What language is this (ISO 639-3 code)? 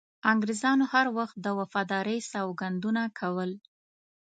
pus